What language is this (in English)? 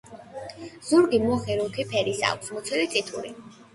Georgian